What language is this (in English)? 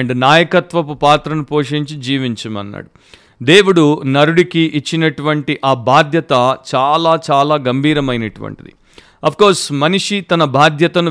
Telugu